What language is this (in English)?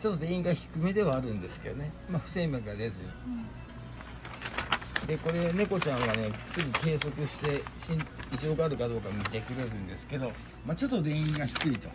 Japanese